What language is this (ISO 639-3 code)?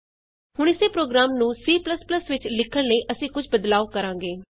pan